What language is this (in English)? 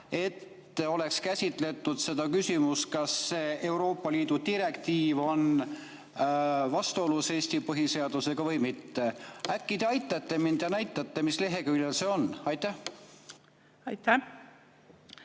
Estonian